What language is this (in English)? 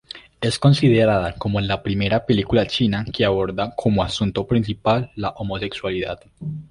Spanish